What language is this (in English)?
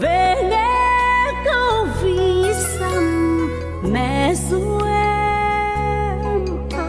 Vietnamese